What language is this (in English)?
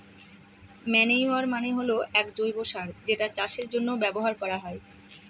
Bangla